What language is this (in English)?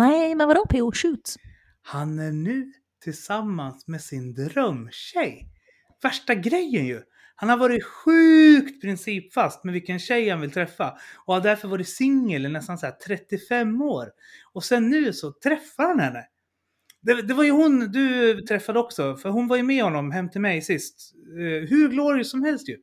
Swedish